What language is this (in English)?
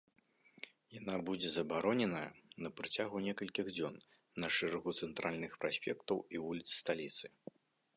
Belarusian